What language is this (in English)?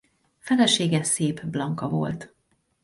Hungarian